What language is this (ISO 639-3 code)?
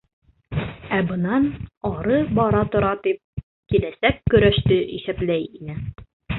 bak